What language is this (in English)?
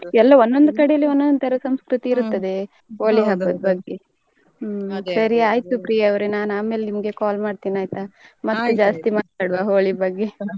Kannada